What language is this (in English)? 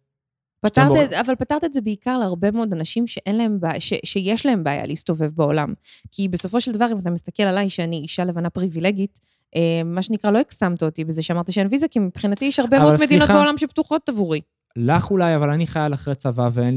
Hebrew